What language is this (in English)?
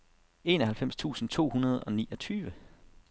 Danish